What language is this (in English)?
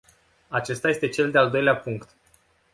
Romanian